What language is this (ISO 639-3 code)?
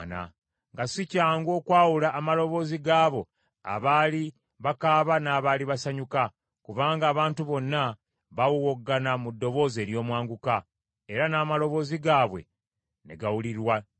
lug